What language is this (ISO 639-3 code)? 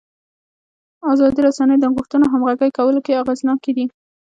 pus